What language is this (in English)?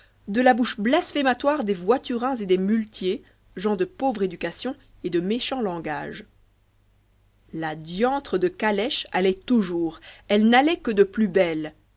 French